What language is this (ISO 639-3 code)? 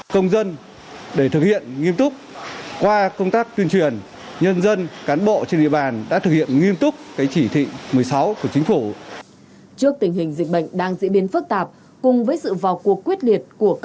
vie